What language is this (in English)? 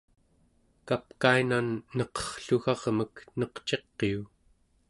Central Yupik